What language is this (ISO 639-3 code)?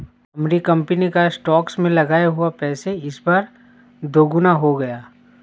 hin